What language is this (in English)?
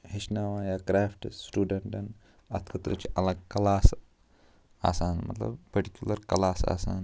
Kashmiri